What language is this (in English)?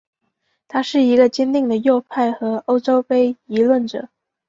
Chinese